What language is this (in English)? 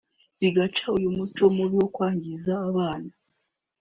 Kinyarwanda